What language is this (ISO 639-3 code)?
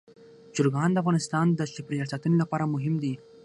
pus